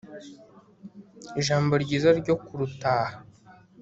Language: Kinyarwanda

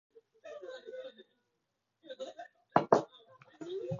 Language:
Japanese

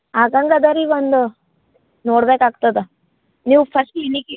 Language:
Kannada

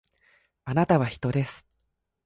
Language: Japanese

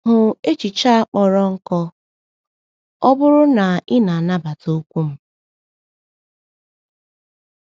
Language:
Igbo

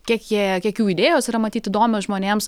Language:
Lithuanian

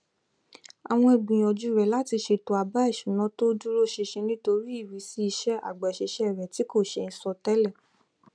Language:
Yoruba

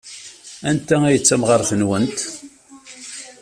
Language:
Kabyle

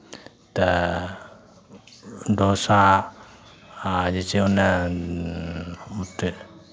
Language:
Maithili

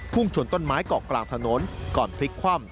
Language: Thai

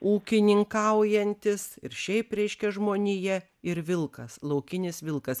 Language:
Lithuanian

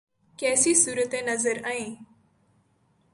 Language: Urdu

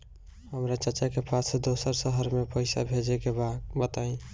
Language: Bhojpuri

